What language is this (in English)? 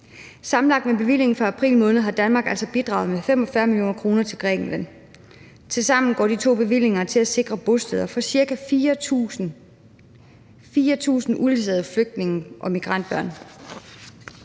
Danish